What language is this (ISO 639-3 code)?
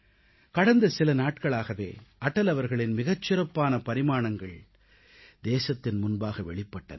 tam